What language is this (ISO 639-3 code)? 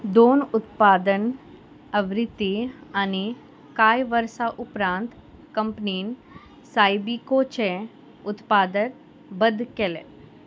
kok